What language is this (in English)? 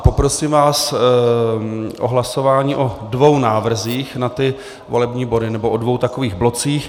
Czech